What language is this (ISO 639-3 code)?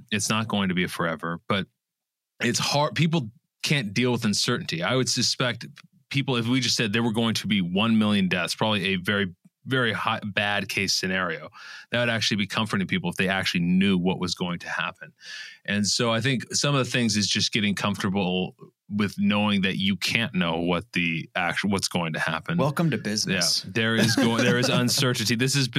eng